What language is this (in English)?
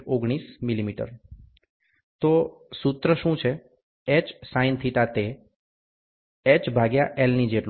Gujarati